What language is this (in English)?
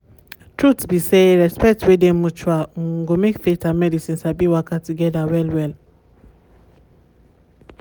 Nigerian Pidgin